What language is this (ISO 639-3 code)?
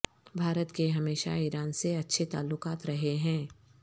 urd